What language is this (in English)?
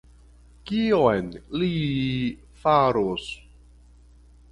Esperanto